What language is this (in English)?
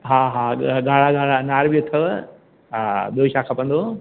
Sindhi